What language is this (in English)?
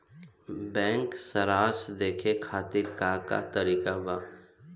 Bhojpuri